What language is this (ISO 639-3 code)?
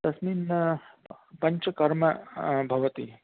san